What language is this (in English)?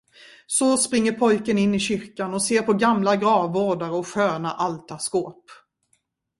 Swedish